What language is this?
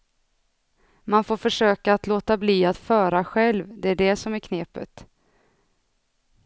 Swedish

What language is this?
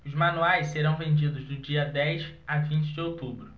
Portuguese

